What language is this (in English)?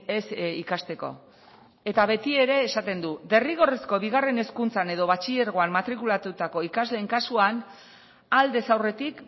Basque